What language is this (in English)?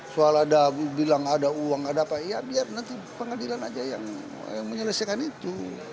Indonesian